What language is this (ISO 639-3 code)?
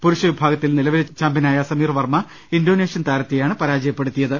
mal